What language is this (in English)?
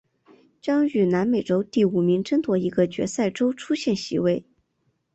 Chinese